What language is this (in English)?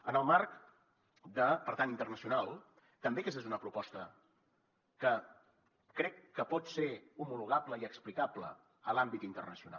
Catalan